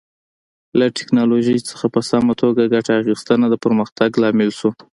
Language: Pashto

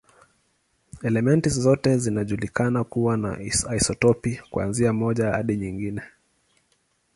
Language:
Swahili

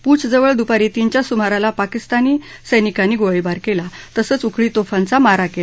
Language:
Marathi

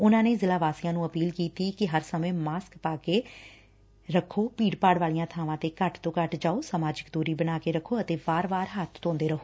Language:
Punjabi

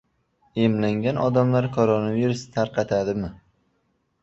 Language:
Uzbek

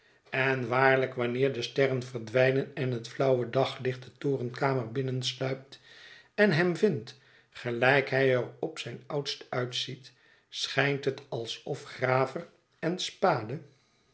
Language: Dutch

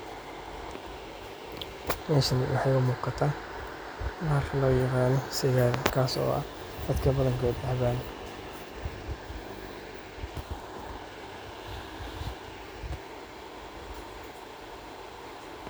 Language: Somali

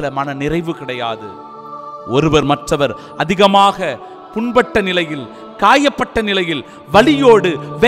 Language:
Arabic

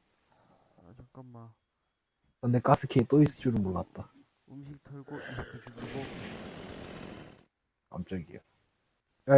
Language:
Korean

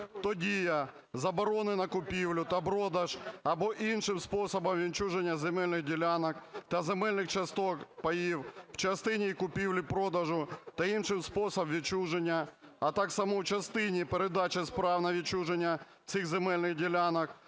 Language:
Ukrainian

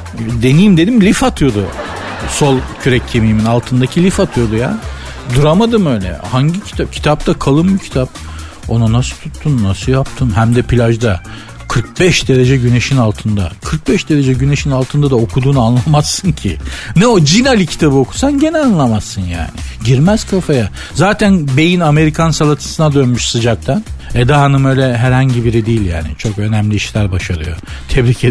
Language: Turkish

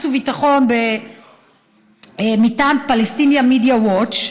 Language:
Hebrew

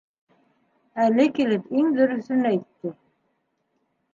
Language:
Bashkir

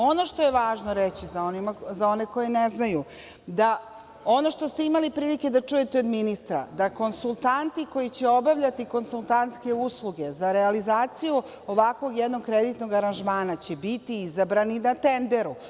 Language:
Serbian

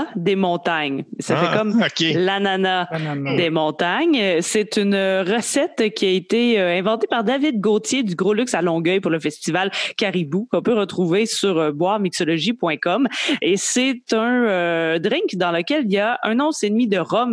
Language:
French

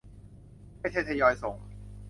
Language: Thai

